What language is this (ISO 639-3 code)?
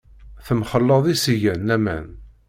kab